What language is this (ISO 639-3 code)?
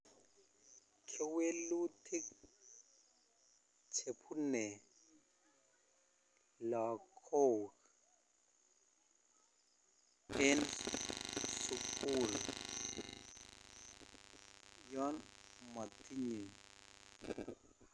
kln